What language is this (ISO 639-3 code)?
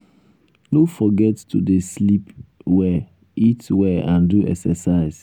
pcm